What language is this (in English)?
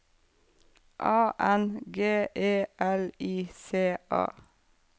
Norwegian